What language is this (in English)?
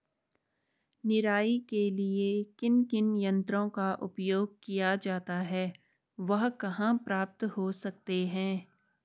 Hindi